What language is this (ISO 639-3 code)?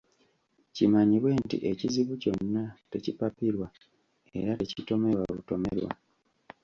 lug